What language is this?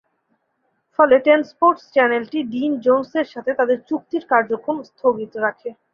Bangla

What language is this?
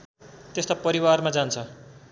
Nepali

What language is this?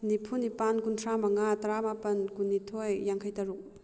Manipuri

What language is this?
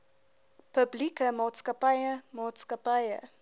Afrikaans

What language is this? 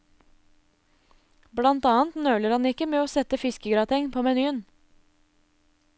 Norwegian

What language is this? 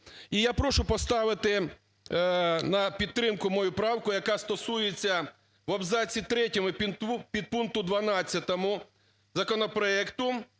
Ukrainian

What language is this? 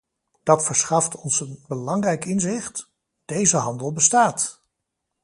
Dutch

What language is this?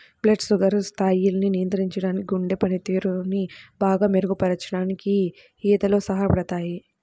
Telugu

